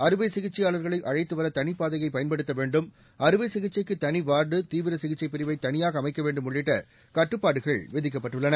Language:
Tamil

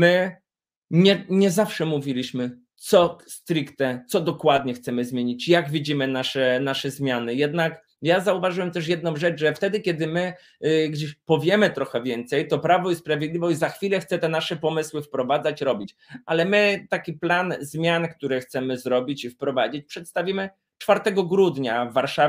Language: Polish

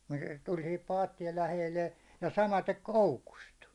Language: Finnish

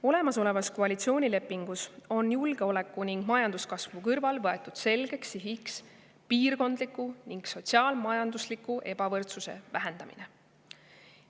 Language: Estonian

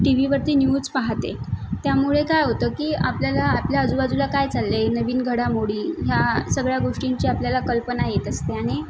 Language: Marathi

